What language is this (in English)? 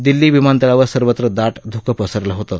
Marathi